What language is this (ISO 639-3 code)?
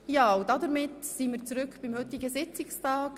gsw